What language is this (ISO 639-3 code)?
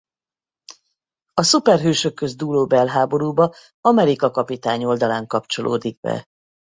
hun